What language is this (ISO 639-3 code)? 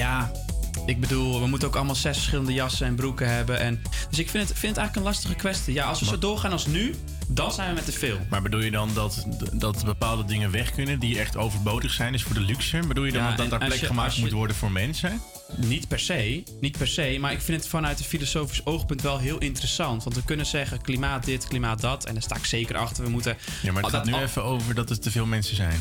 nld